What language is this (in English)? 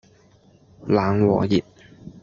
Cantonese